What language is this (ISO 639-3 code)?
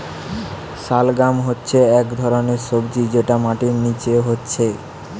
ben